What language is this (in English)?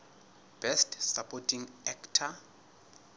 Southern Sotho